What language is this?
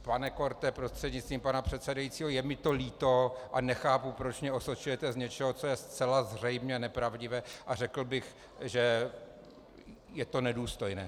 Czech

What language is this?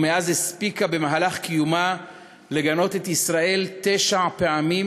Hebrew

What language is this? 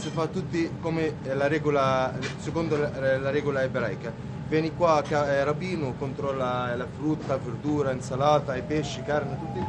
Italian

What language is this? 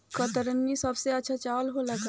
Bhojpuri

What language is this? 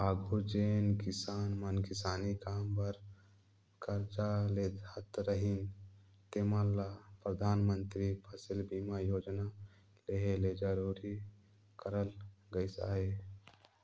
Chhattisgarhi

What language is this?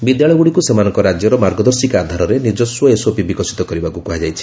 Odia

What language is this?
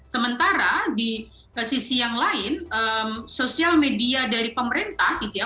Indonesian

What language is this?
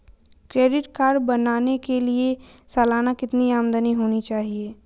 Hindi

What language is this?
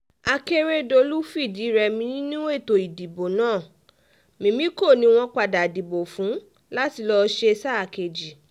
Yoruba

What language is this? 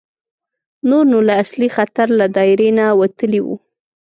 Pashto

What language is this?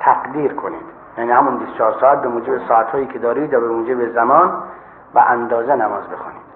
Persian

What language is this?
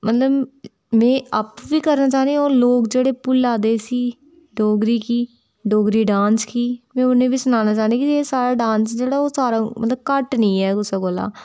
Dogri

